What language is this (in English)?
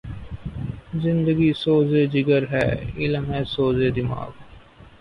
Urdu